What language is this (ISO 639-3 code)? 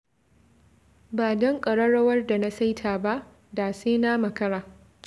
hau